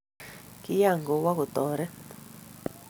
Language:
Kalenjin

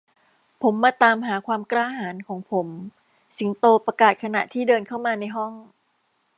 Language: Thai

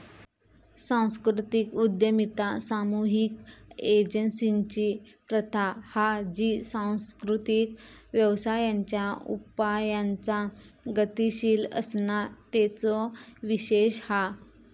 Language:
Marathi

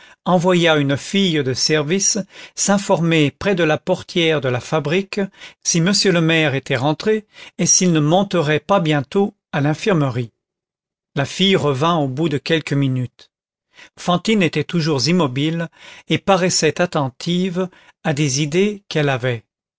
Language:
French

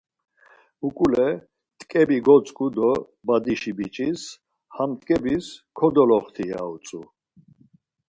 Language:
Laz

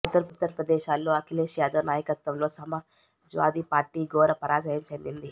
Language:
Telugu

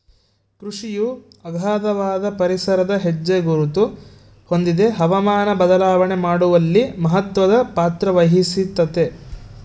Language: Kannada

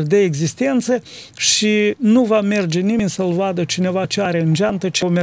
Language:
Romanian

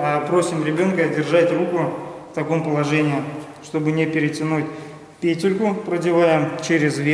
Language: Russian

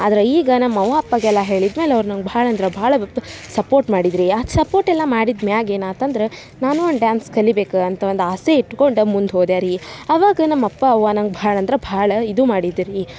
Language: Kannada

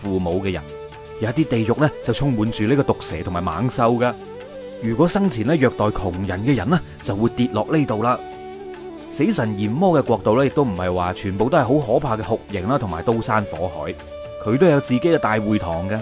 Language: Chinese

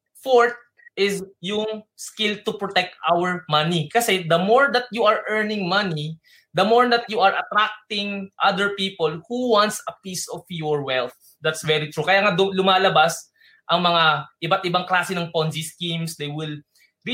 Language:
Filipino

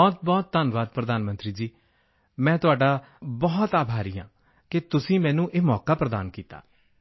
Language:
Punjabi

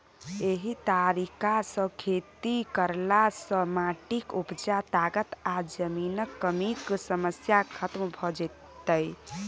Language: Maithili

